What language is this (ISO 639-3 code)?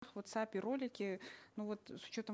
kaz